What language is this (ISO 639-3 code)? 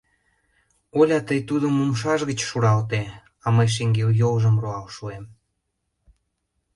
chm